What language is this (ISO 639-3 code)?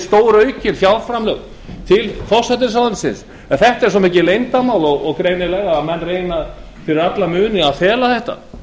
isl